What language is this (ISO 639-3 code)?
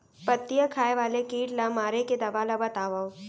hne